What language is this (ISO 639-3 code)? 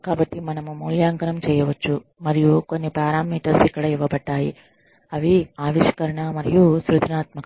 tel